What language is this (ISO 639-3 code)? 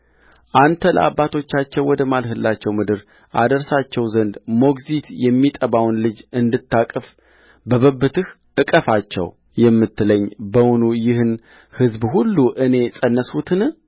amh